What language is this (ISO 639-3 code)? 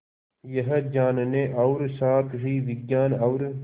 hin